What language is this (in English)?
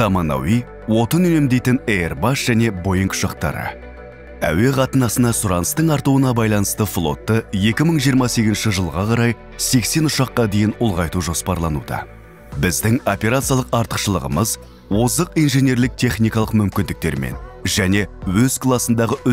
Turkish